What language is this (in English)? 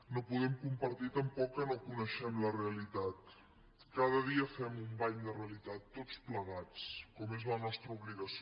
Catalan